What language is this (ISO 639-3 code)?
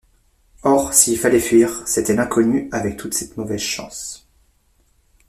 fra